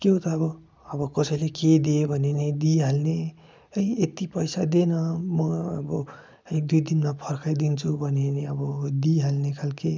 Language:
Nepali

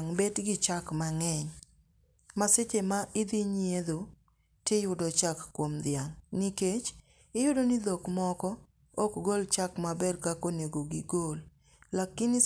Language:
Luo (Kenya and Tanzania)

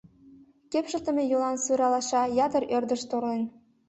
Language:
Mari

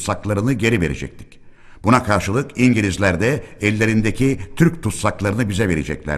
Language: Turkish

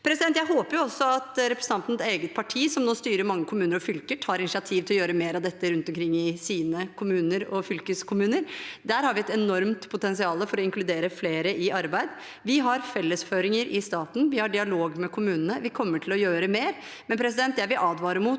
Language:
Norwegian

